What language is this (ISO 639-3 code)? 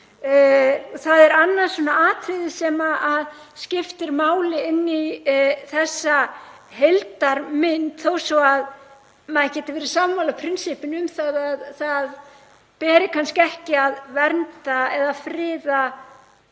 isl